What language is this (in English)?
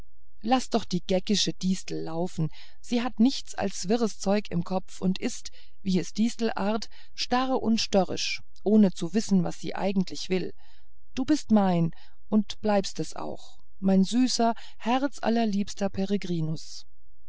German